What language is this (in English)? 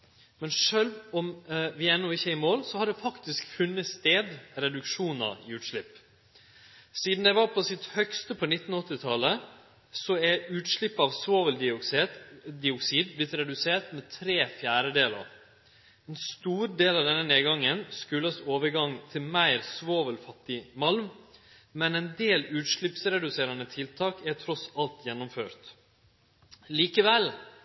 Norwegian Nynorsk